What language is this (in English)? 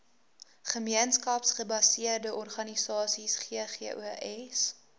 Afrikaans